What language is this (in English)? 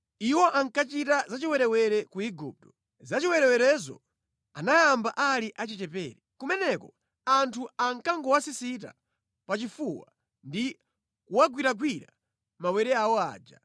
Nyanja